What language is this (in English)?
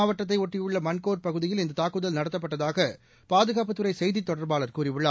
Tamil